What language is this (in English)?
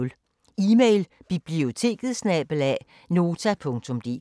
Danish